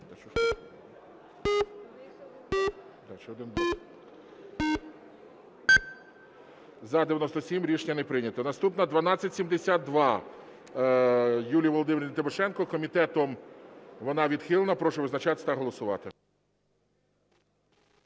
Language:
Ukrainian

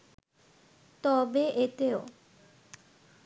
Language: Bangla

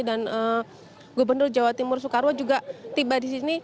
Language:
Indonesian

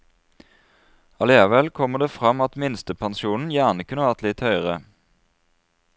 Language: Norwegian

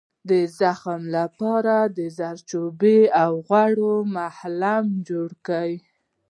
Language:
Pashto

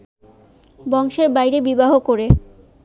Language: Bangla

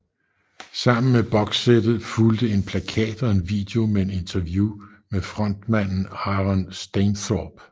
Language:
Danish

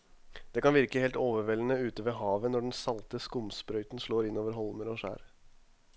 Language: Norwegian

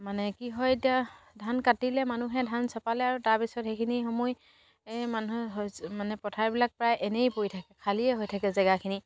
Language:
Assamese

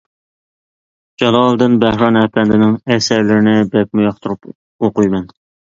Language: Uyghur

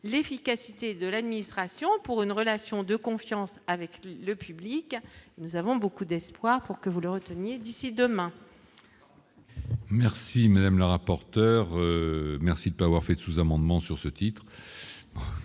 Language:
French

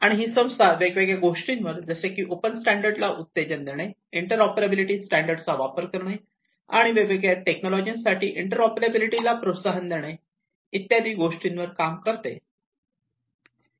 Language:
Marathi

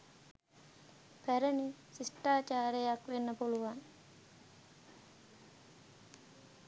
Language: Sinhala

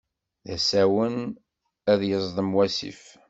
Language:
Kabyle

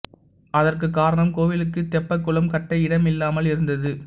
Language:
Tamil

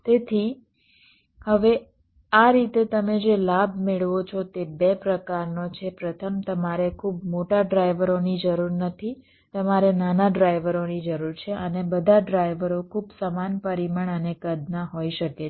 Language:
Gujarati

